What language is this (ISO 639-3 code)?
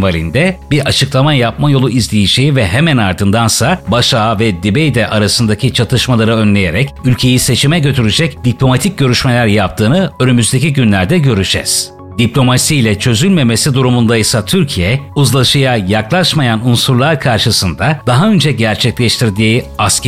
tur